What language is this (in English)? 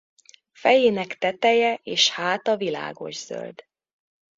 Hungarian